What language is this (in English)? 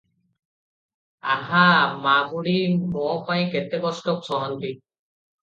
Odia